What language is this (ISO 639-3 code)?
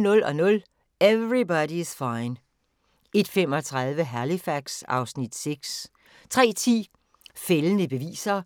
dan